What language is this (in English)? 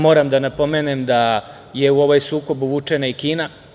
Serbian